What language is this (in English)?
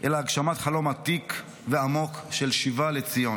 Hebrew